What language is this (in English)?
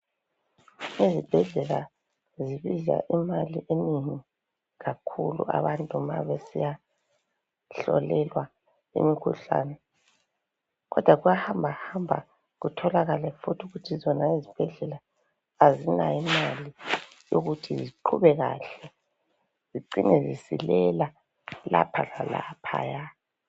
North Ndebele